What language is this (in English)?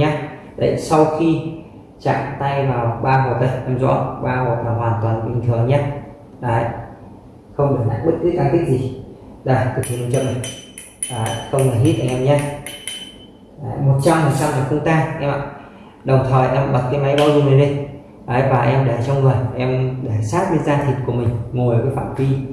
Vietnamese